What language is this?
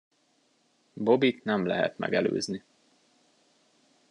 Hungarian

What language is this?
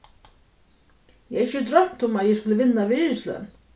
Faroese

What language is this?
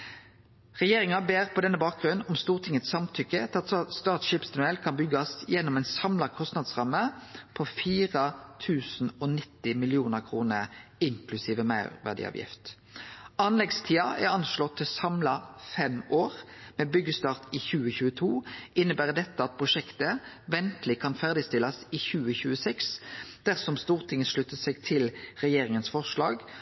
Norwegian Nynorsk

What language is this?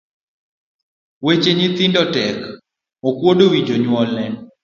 Luo (Kenya and Tanzania)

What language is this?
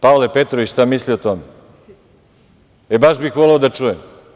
Serbian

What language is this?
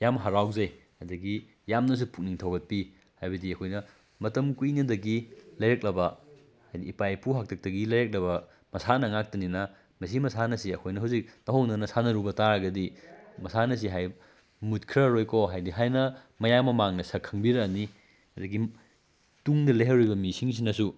Manipuri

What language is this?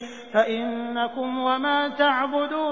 Arabic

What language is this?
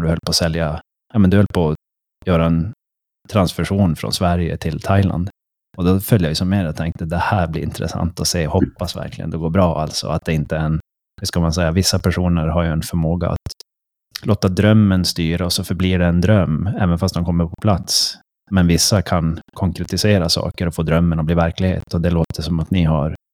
Swedish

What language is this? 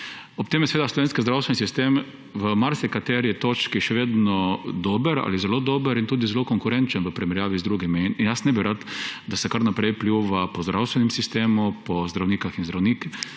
Slovenian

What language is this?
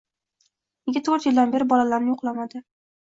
Uzbek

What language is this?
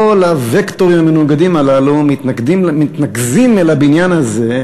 Hebrew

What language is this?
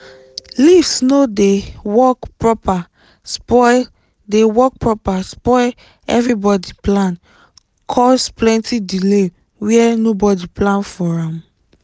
Nigerian Pidgin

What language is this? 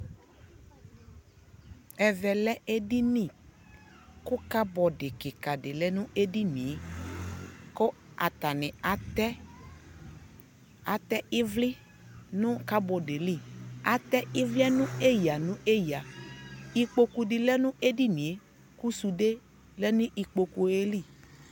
Ikposo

